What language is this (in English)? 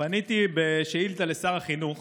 Hebrew